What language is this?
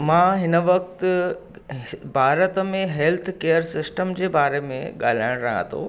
Sindhi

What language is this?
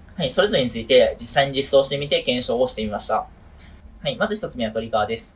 Japanese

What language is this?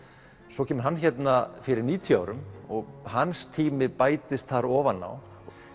Icelandic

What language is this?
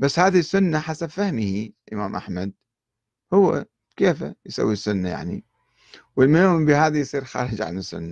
Arabic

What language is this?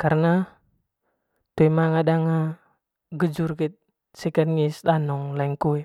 Manggarai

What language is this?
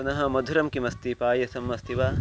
Sanskrit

